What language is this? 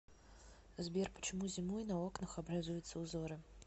Russian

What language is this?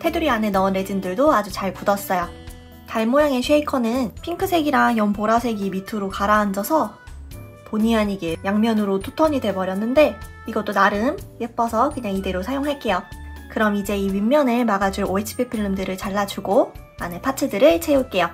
Korean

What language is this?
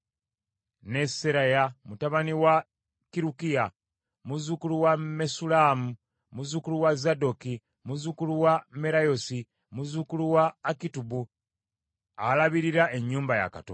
Ganda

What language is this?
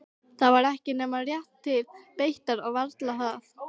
Icelandic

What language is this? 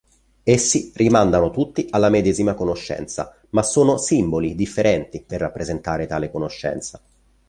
Italian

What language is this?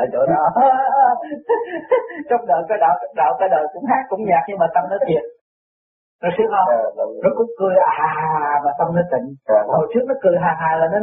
Vietnamese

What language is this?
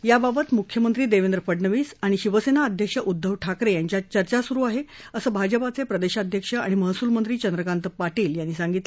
Marathi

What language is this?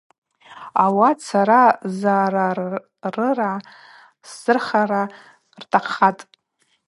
Abaza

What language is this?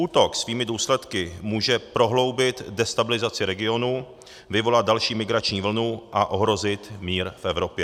Czech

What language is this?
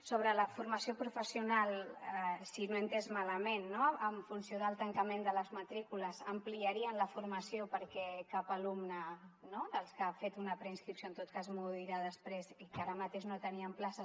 Catalan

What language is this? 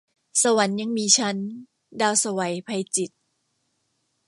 Thai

